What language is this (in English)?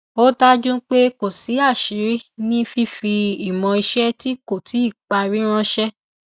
Yoruba